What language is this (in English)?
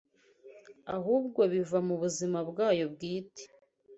Kinyarwanda